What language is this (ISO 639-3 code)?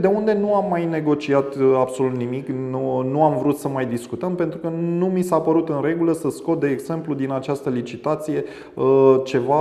ron